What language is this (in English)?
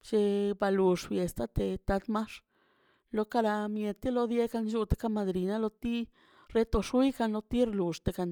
Mazaltepec Zapotec